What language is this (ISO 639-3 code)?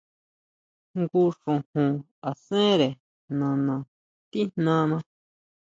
mau